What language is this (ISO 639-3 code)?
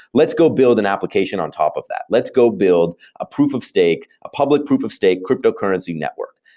eng